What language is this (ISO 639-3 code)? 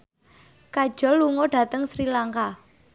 jav